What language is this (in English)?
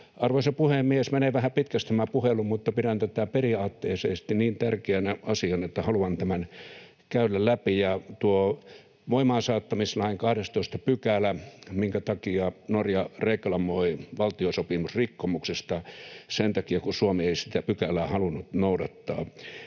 Finnish